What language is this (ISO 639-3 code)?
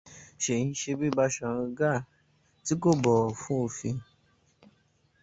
yor